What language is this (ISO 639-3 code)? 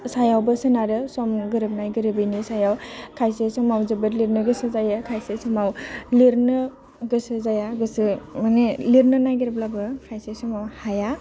brx